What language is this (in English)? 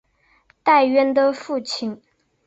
Chinese